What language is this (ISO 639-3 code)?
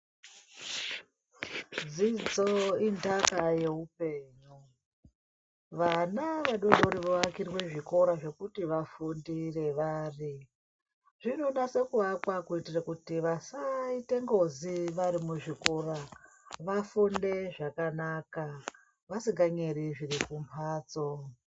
ndc